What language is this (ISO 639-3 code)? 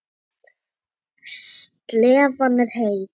isl